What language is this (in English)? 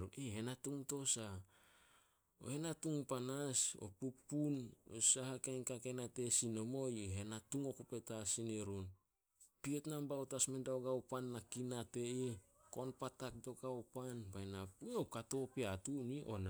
Solos